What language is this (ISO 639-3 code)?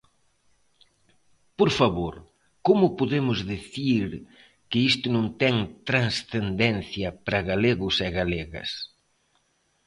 glg